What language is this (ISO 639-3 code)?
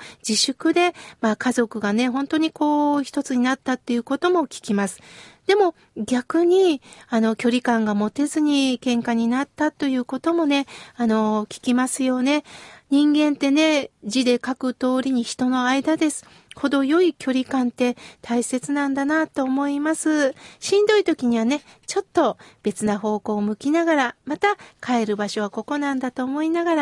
jpn